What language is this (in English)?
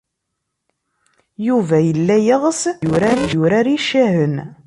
Kabyle